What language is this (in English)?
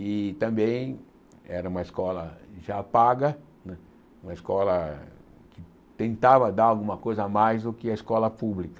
Portuguese